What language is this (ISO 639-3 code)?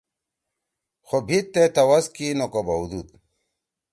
trw